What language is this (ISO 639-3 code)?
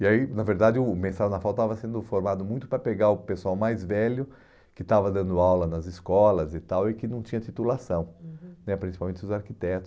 por